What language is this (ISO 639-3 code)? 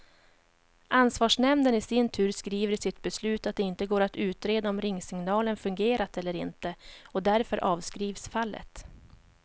swe